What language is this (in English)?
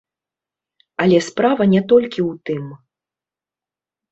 Belarusian